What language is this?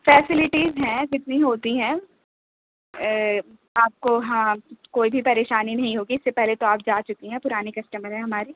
Urdu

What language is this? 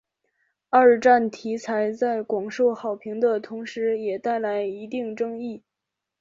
Chinese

